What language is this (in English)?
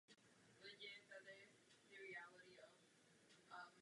Czech